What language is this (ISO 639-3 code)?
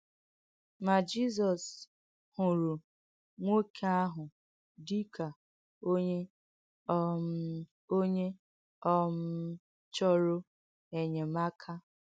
ibo